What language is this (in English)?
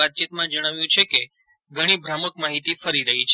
Gujarati